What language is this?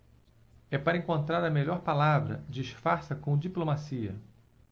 Portuguese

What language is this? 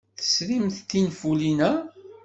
Kabyle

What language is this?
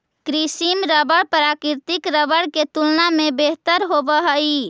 Magahi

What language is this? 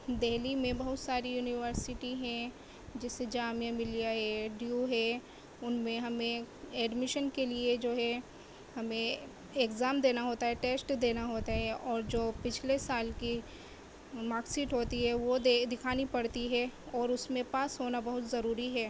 Urdu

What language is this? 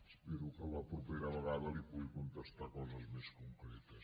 Catalan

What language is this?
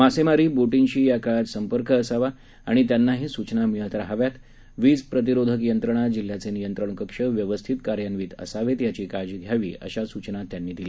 Marathi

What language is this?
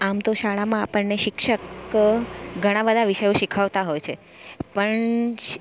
Gujarati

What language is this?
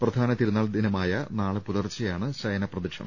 Malayalam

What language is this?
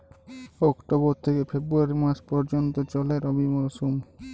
Bangla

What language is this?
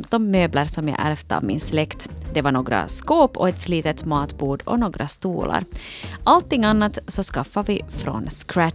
Swedish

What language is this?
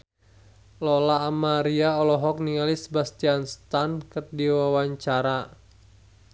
Sundanese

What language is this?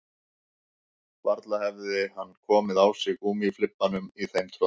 Icelandic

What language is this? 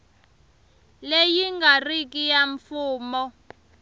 Tsonga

